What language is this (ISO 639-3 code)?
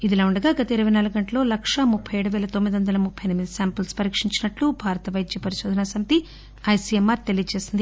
tel